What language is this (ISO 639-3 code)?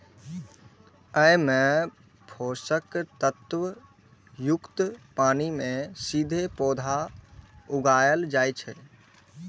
mai